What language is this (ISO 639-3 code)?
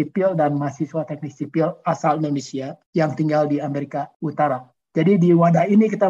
ind